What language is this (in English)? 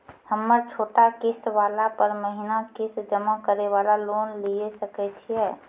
Maithili